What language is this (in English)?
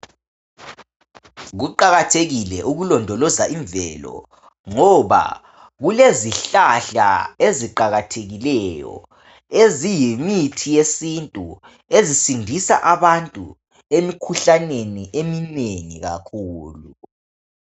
North Ndebele